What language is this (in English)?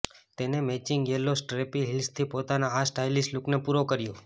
Gujarati